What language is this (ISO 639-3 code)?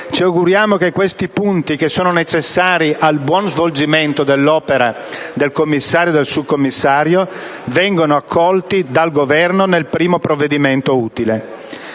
ita